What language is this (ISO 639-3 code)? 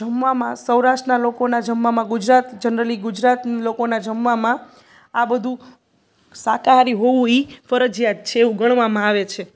guj